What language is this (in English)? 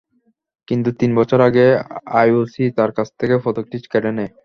Bangla